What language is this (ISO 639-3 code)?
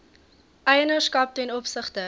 afr